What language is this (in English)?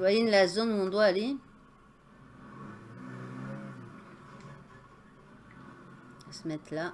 French